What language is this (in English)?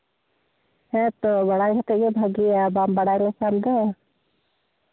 Santali